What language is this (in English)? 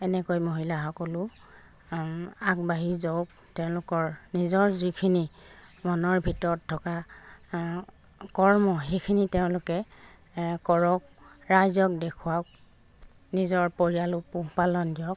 Assamese